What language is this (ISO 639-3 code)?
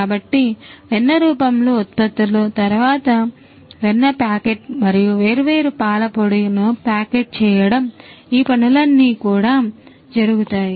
tel